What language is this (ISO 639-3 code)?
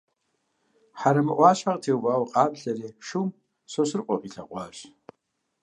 kbd